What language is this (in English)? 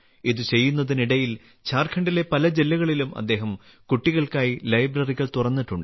Malayalam